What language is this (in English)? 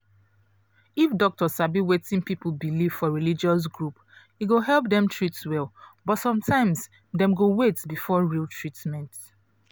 Nigerian Pidgin